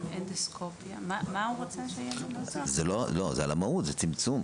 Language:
Hebrew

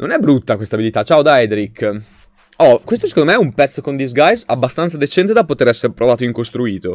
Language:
Italian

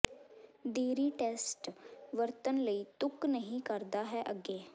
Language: Punjabi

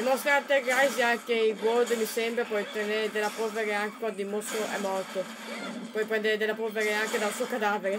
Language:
Italian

